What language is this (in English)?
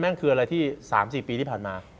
Thai